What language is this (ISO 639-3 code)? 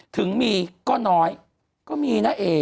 tha